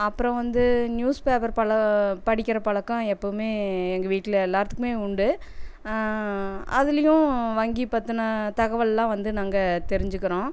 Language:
Tamil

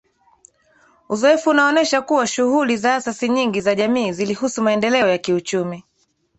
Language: Swahili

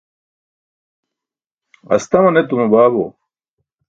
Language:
Burushaski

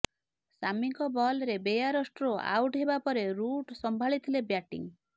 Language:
Odia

